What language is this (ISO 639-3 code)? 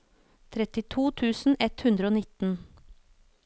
nor